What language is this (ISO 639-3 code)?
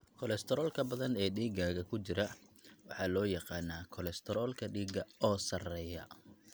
som